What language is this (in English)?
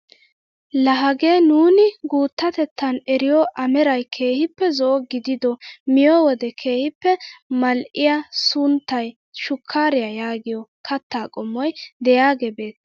Wolaytta